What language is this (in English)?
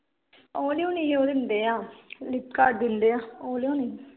Punjabi